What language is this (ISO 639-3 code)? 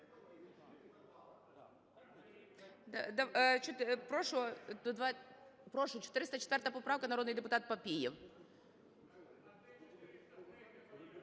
ukr